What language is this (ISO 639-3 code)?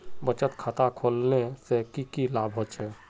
mag